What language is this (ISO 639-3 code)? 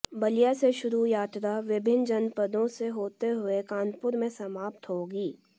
hin